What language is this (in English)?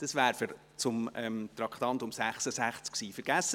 Swiss German